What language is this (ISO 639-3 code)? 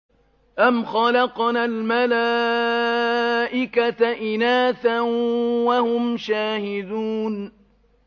ara